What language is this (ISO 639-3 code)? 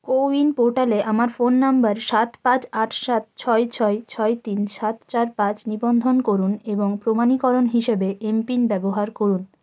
ben